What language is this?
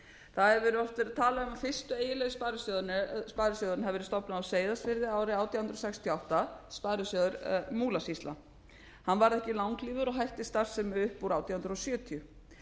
Icelandic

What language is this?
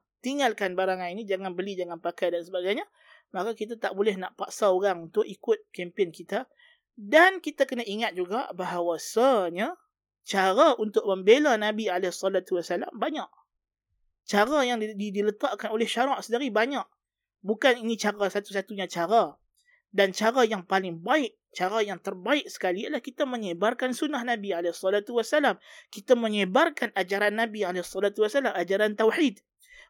Malay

